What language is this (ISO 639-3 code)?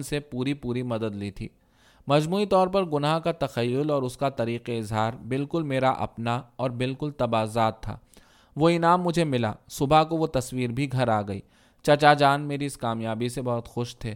urd